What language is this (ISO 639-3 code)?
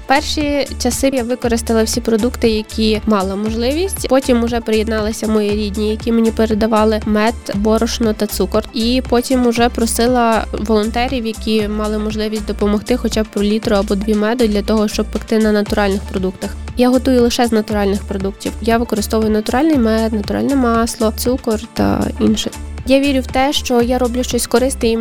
ukr